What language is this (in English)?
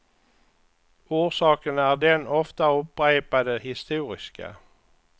Swedish